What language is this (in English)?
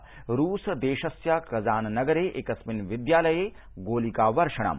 Sanskrit